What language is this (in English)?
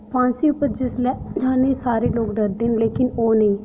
Dogri